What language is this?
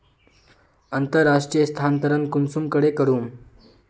Magahi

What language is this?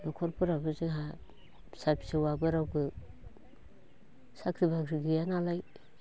Bodo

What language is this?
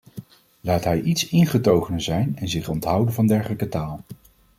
Dutch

